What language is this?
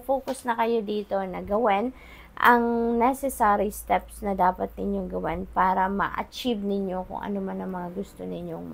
Filipino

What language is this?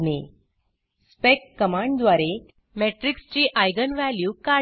Marathi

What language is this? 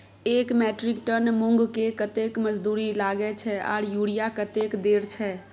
Maithili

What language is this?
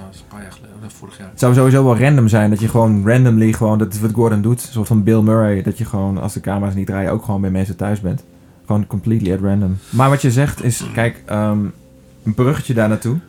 Dutch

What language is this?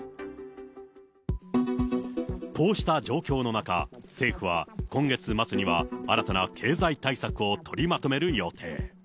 Japanese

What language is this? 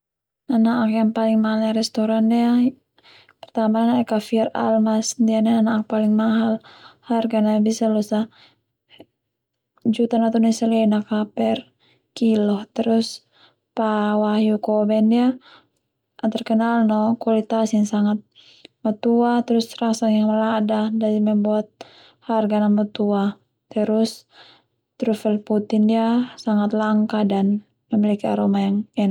Termanu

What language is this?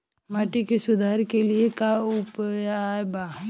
Bhojpuri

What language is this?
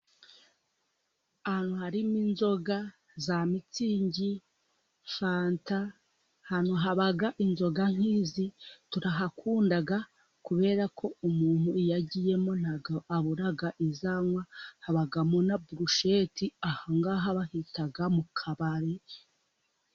Kinyarwanda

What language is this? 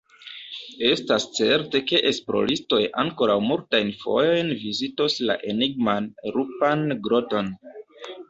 Esperanto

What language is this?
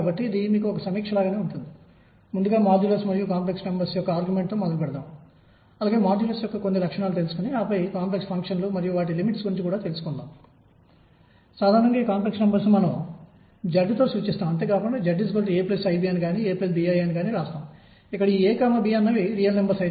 Telugu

